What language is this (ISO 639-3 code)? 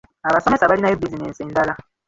lug